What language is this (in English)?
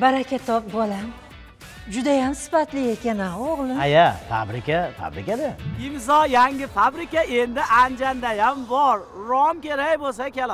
Turkish